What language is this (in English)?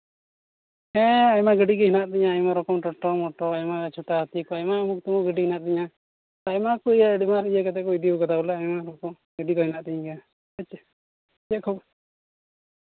Santali